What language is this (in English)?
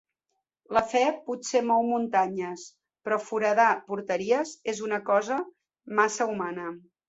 Catalan